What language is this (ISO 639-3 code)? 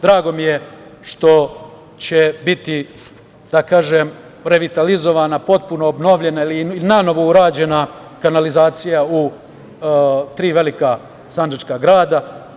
srp